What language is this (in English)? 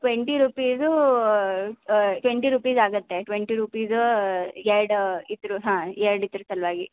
Kannada